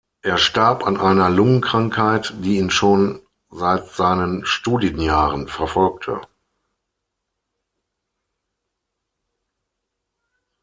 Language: German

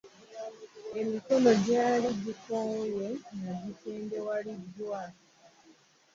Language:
Ganda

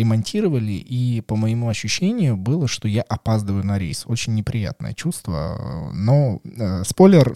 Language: Russian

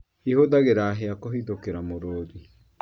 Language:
Kikuyu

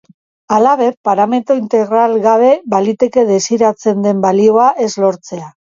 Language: Basque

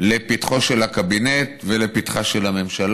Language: Hebrew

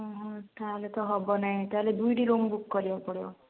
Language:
Odia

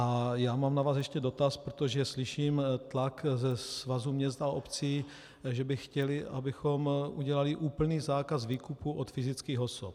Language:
Czech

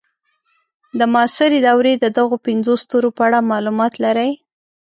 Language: Pashto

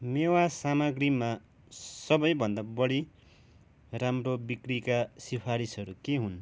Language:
Nepali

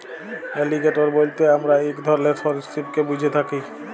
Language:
Bangla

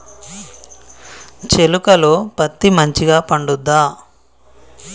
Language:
Telugu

